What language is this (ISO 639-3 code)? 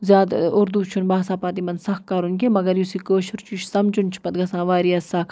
kas